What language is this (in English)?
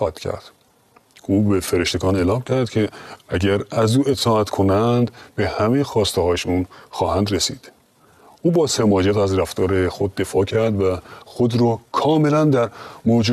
Persian